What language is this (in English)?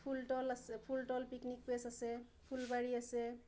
Assamese